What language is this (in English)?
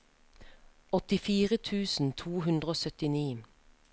Norwegian